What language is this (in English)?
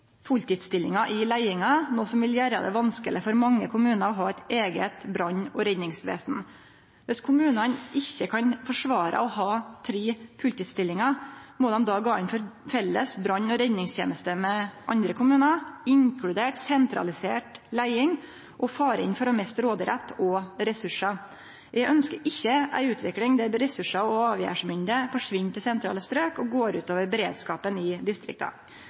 Norwegian Nynorsk